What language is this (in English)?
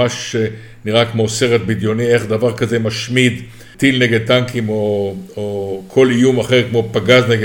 Hebrew